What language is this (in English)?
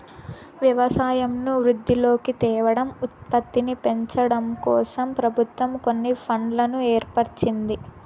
Telugu